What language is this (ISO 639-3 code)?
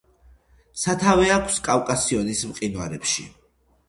kat